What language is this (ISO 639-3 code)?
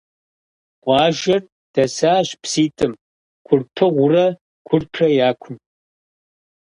kbd